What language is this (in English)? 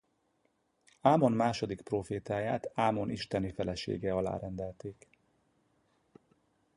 Hungarian